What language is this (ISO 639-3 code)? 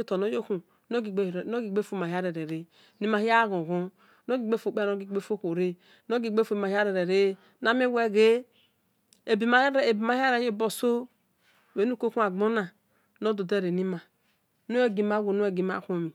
ish